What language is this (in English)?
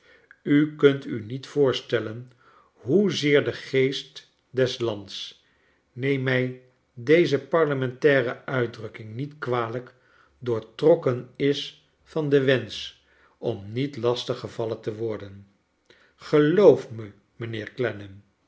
Dutch